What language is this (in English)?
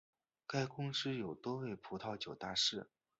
Chinese